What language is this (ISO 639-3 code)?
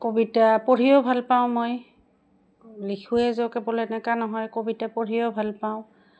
asm